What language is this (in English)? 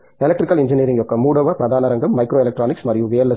Telugu